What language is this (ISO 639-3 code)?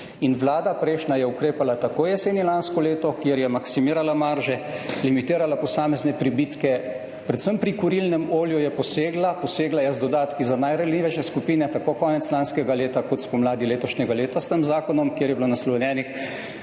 slv